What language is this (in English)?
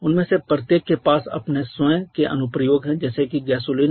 Hindi